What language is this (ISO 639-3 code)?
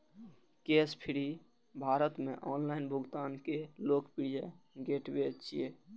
mai